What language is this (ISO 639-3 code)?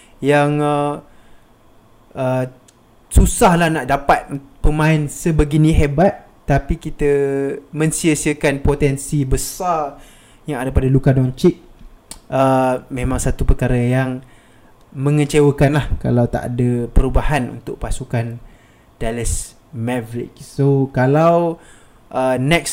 msa